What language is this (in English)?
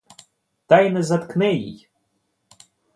Ukrainian